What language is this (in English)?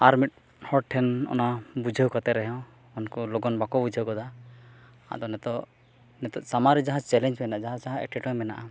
Santali